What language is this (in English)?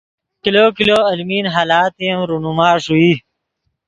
Yidgha